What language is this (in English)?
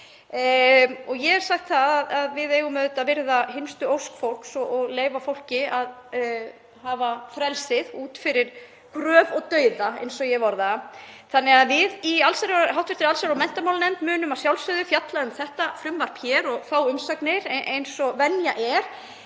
Icelandic